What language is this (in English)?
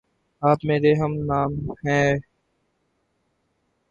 Urdu